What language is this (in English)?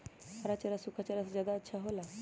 Magahi